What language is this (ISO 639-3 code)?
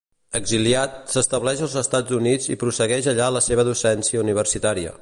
cat